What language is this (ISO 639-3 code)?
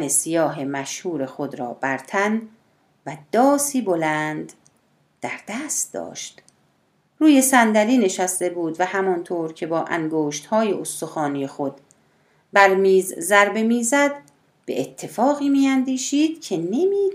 fas